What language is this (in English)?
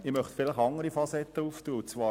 Swiss German